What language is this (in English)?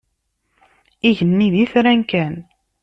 Kabyle